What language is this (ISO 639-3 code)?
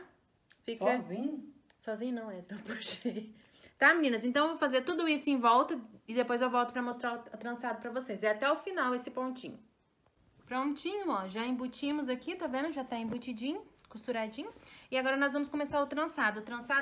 por